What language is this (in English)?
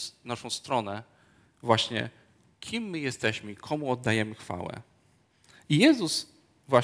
Polish